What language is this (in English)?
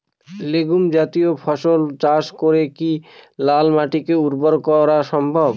Bangla